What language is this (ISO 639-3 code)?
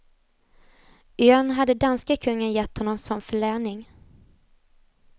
swe